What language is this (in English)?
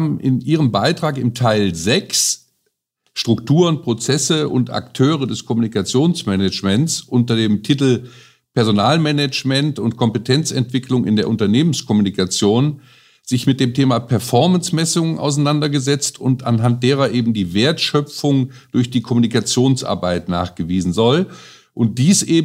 German